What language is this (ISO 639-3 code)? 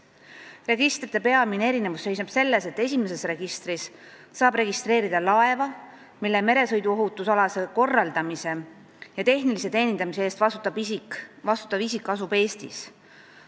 est